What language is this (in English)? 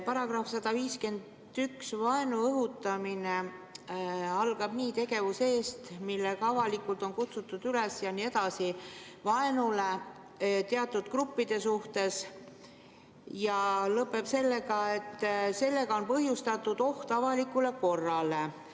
Estonian